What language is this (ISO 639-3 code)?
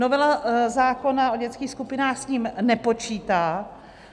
ces